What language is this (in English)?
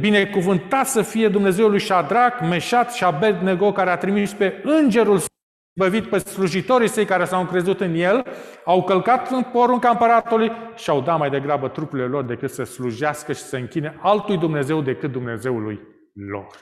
Romanian